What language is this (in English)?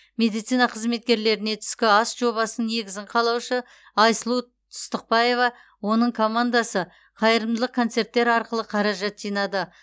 Kazakh